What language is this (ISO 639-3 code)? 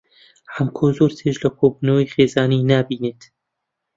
ckb